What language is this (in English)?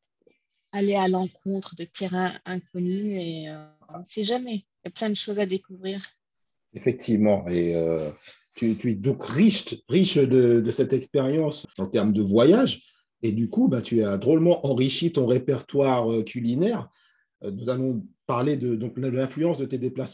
French